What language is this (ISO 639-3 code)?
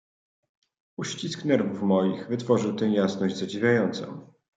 pol